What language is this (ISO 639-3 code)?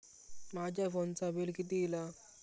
mar